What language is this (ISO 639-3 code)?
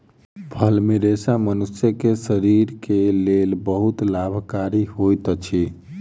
mai